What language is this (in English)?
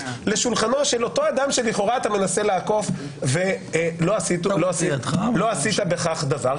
Hebrew